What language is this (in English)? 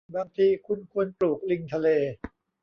Thai